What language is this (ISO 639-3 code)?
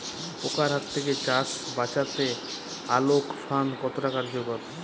ben